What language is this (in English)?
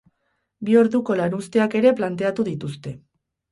Basque